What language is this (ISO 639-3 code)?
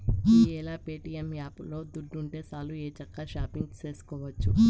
tel